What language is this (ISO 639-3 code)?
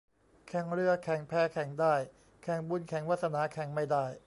tha